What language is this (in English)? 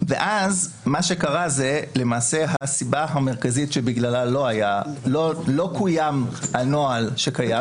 Hebrew